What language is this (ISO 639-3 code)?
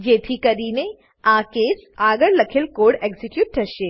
guj